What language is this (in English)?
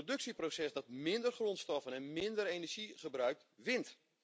Dutch